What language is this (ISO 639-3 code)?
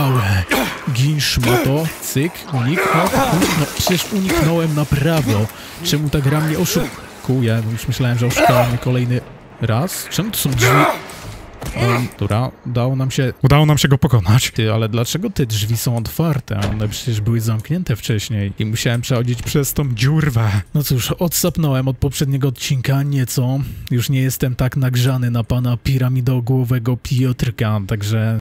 pol